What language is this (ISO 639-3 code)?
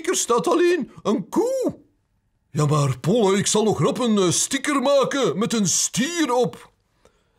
nld